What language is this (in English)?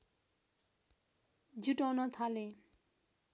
Nepali